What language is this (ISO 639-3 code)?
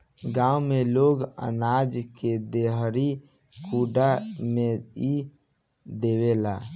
bho